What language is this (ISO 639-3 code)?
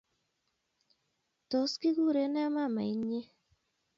kln